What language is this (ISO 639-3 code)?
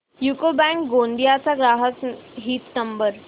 mar